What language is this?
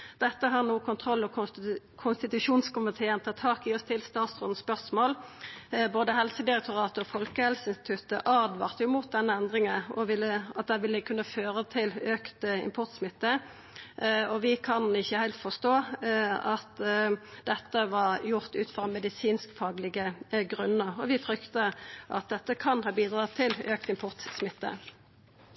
Norwegian Nynorsk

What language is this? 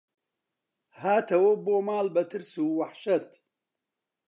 Central Kurdish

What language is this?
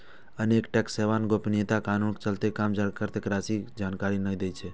Maithili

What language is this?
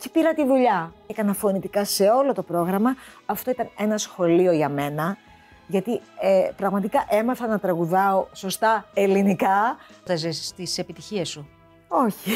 Greek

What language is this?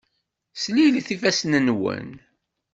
Kabyle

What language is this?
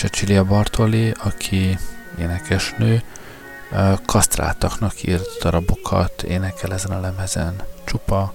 Hungarian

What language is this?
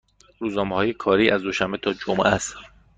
Persian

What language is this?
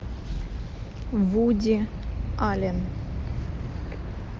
Russian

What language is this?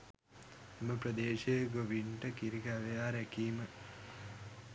Sinhala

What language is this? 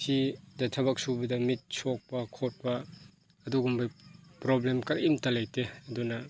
Manipuri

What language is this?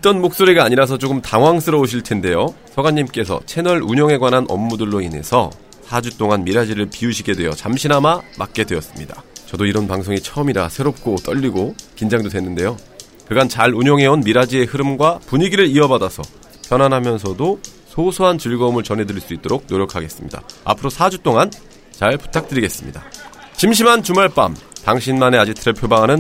Korean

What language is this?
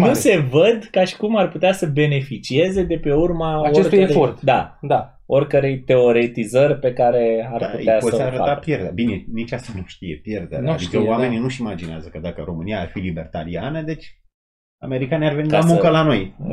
Romanian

